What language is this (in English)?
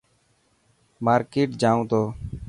Dhatki